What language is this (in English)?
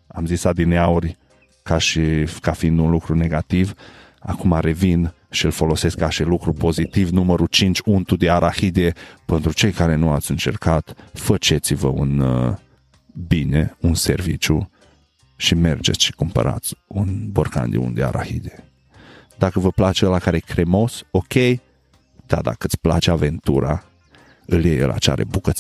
Romanian